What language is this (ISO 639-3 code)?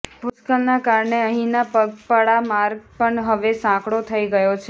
guj